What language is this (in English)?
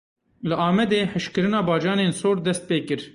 Kurdish